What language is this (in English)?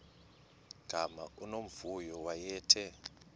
Xhosa